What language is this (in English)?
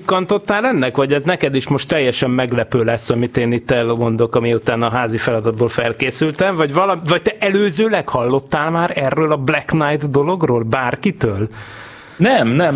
Hungarian